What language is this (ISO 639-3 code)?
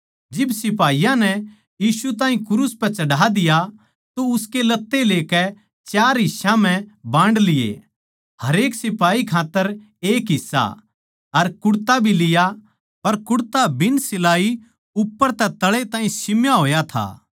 bgc